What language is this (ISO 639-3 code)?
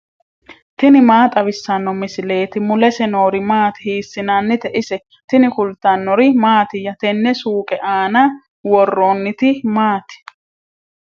sid